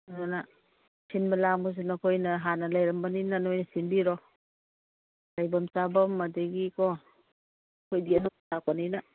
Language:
Manipuri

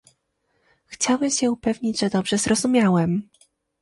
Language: Polish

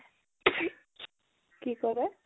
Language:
Assamese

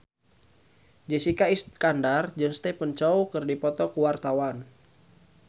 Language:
Sundanese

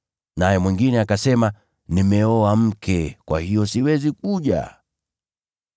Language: Swahili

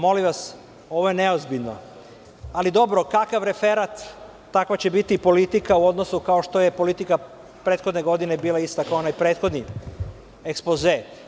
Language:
Serbian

